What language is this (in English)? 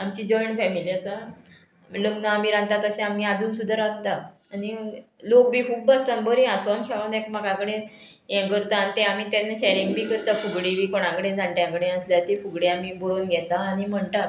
Konkani